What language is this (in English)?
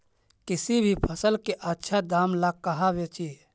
Magahi